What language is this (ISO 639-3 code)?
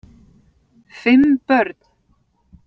isl